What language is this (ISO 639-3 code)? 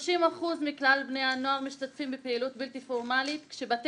heb